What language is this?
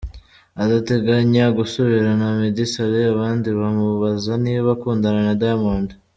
Kinyarwanda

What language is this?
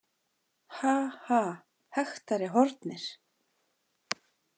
Icelandic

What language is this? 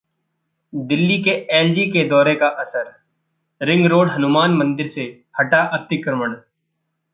Hindi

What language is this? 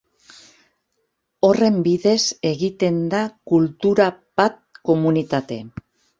Basque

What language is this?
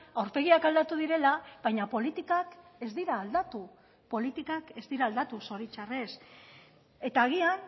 Basque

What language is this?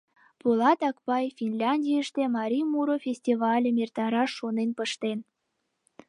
Mari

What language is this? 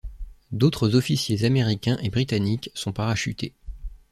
French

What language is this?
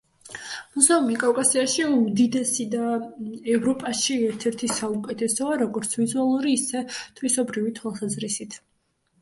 Georgian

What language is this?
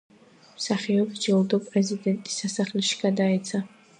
Georgian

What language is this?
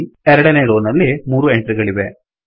Kannada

